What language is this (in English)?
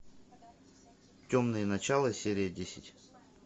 Russian